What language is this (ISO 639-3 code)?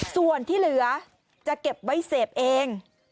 tha